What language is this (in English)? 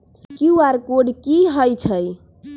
Magahi